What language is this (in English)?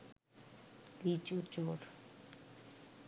Bangla